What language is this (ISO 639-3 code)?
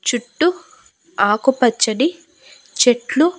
tel